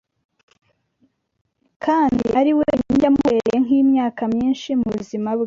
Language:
Kinyarwanda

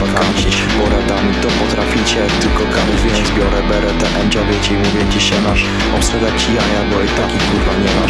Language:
Polish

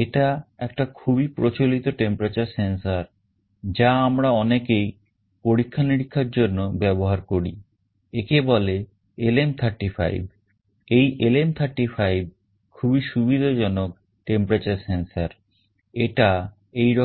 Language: Bangla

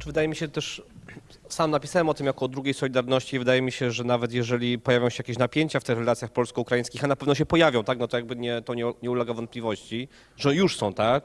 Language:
Polish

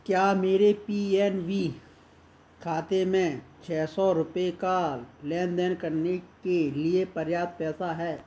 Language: Hindi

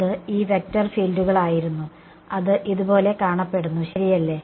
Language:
Malayalam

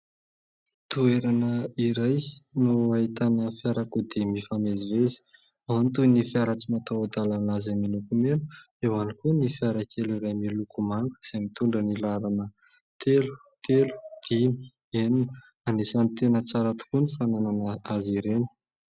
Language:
Malagasy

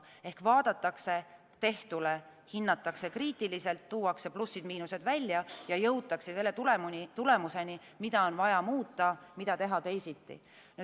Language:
Estonian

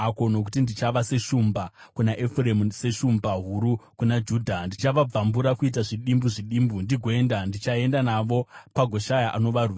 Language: Shona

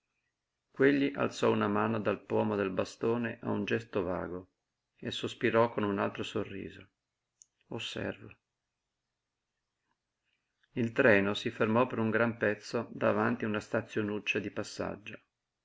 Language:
Italian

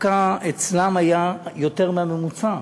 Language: Hebrew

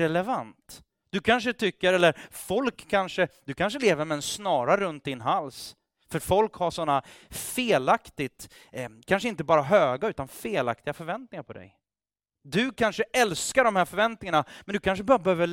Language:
Swedish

